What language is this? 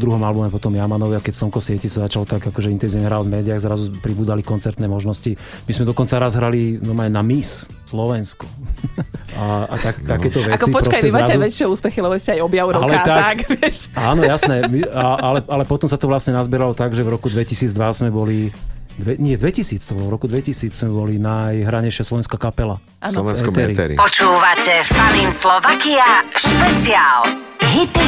Slovak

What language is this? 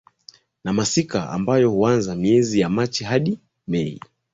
Swahili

